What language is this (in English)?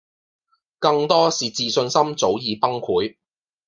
Cantonese